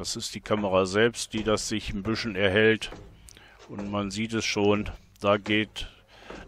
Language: German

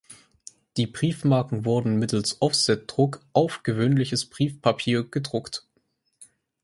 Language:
German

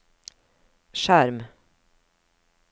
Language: Norwegian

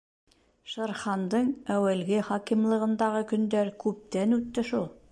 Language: Bashkir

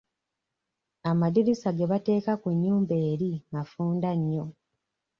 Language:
Ganda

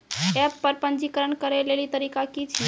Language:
Maithili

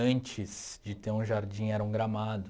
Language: Portuguese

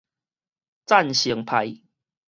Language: Min Nan Chinese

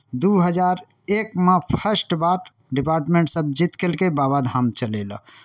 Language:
Maithili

